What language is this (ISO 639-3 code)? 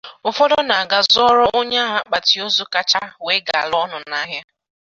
ibo